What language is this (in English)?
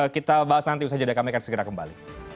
Indonesian